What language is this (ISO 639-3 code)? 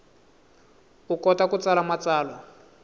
tso